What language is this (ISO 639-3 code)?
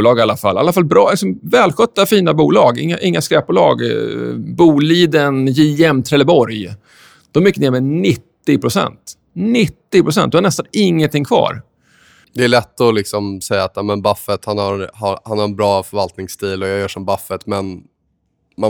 swe